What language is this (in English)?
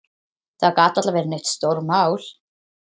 Icelandic